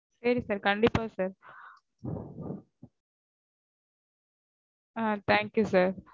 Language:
Tamil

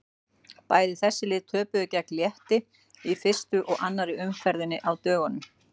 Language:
Icelandic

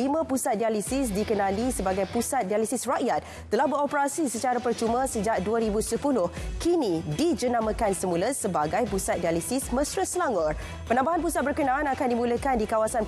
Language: Malay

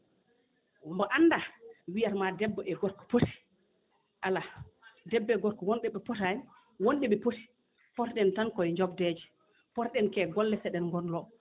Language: Fula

